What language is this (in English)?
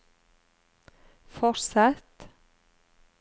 Norwegian